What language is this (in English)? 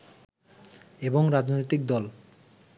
Bangla